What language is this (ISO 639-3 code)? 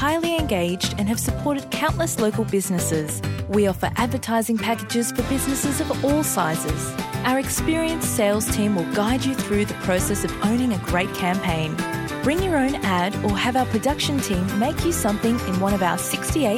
mal